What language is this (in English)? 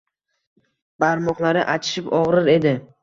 Uzbek